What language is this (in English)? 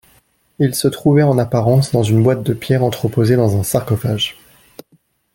French